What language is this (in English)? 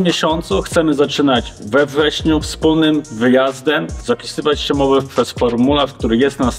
Polish